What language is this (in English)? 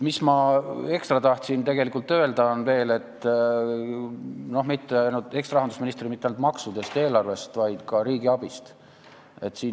Estonian